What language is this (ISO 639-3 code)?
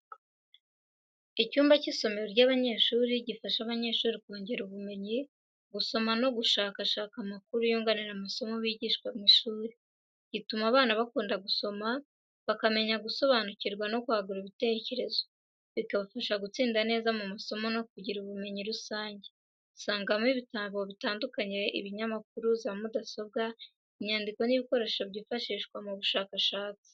kin